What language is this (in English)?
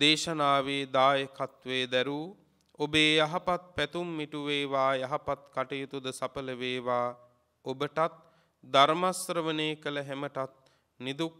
Romanian